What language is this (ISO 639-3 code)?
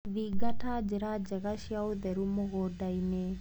kik